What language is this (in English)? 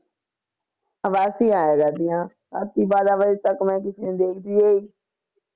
Punjabi